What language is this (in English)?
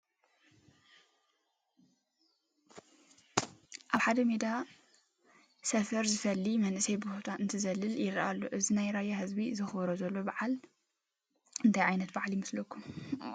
Tigrinya